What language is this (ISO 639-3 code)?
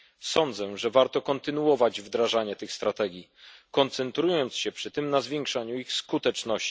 pol